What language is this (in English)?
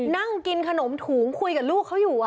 Thai